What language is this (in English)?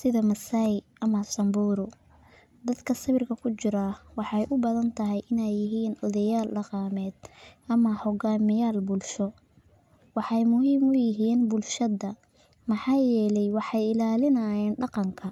Somali